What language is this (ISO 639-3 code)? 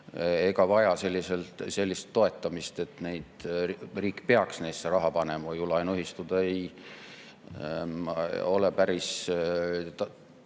est